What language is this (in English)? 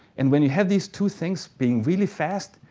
English